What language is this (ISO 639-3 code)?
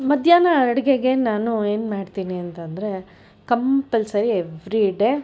kan